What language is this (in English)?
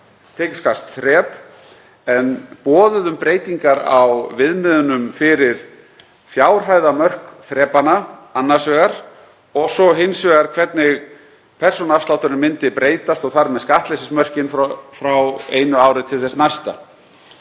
Icelandic